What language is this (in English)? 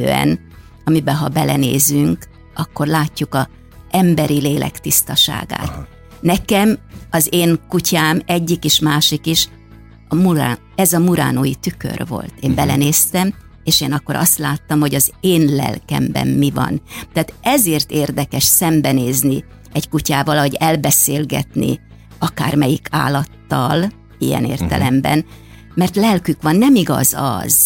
Hungarian